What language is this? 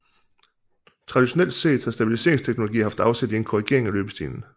Danish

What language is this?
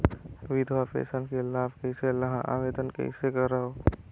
Chhattisgarhi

